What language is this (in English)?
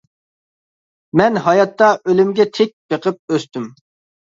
Uyghur